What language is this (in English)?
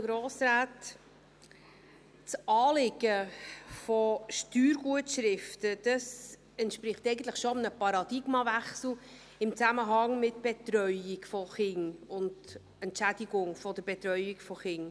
Swiss German